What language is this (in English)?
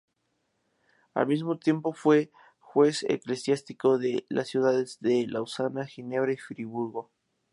Spanish